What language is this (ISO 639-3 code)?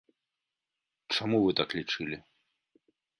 bel